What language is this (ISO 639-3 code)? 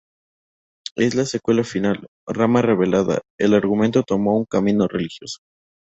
spa